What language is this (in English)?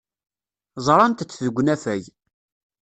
Kabyle